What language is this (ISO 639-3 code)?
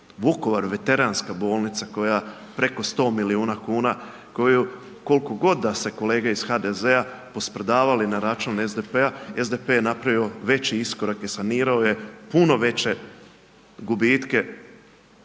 hrv